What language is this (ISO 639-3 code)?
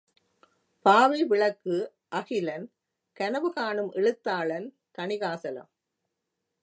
tam